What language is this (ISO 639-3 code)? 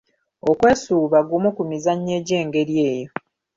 lug